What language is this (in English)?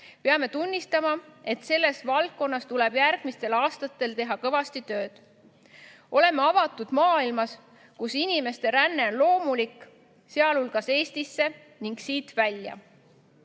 Estonian